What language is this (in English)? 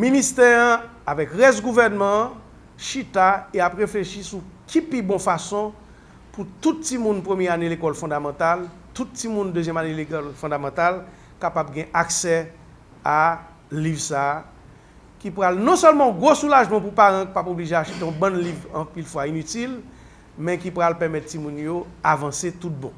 French